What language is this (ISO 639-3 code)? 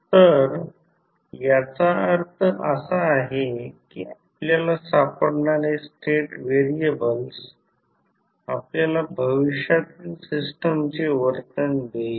mar